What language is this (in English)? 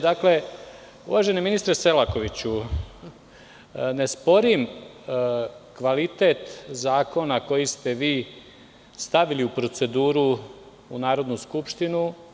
Serbian